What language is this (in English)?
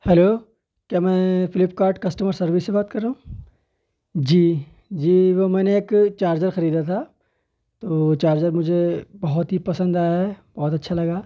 Urdu